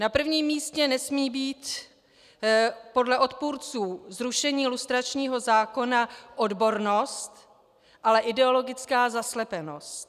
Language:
Czech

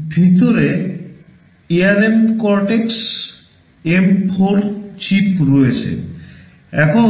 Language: Bangla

